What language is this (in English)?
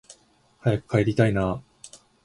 Japanese